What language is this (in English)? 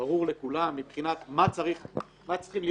Hebrew